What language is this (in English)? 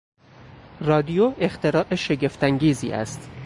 Persian